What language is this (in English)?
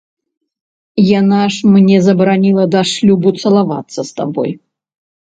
Belarusian